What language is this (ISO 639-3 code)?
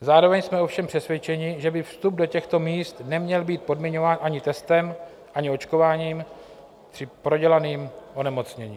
ces